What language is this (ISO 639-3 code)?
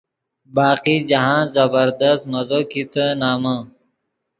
ydg